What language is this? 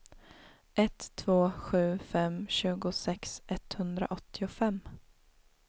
Swedish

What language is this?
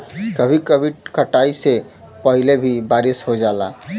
Bhojpuri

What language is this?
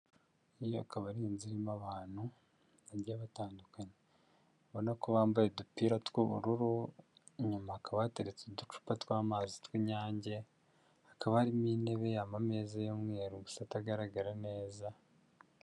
Kinyarwanda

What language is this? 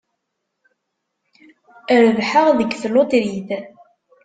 Kabyle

